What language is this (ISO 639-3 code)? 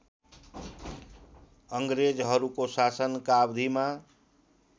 nep